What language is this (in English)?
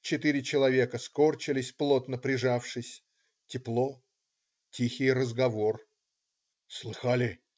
Russian